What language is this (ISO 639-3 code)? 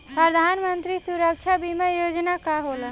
bho